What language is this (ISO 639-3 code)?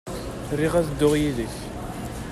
kab